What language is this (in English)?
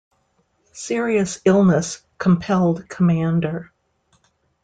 English